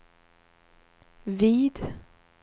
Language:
Swedish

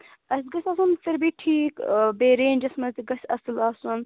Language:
Kashmiri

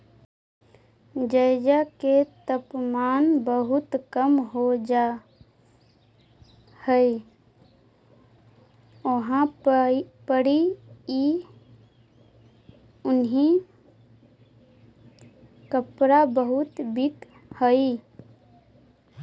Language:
Magahi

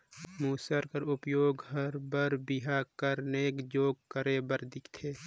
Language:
Chhattisgarhi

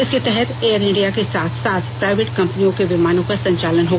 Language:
Hindi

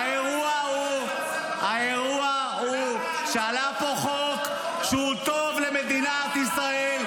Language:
Hebrew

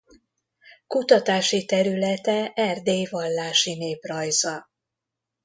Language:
Hungarian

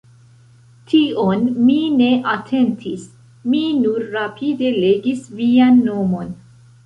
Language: Esperanto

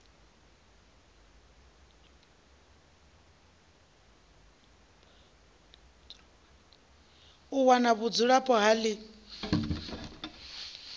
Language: Venda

